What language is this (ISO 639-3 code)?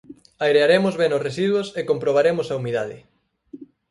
glg